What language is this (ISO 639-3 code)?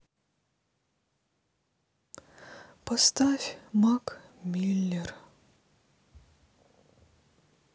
rus